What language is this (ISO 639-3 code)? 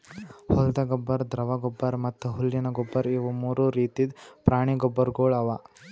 kan